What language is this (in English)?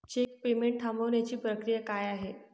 Marathi